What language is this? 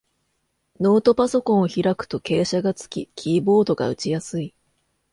Japanese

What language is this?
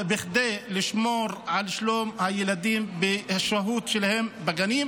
Hebrew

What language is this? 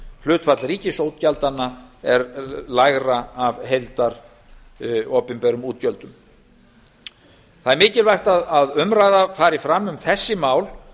Icelandic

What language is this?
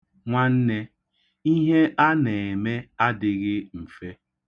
Igbo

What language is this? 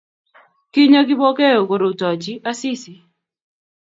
Kalenjin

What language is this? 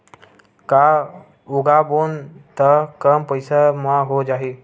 Chhattisgarhi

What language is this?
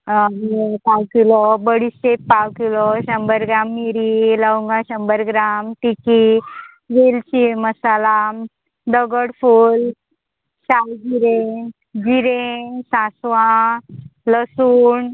Konkani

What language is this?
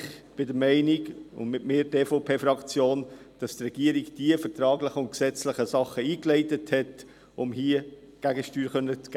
Swiss German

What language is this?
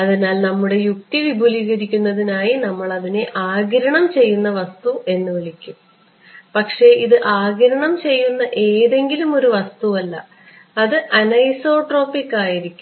Malayalam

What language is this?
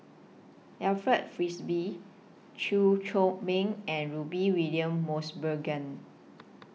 English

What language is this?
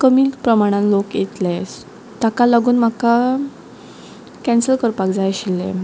Konkani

